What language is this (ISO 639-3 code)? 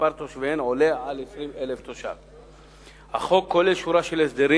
heb